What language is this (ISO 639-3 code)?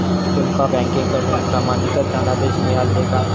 mar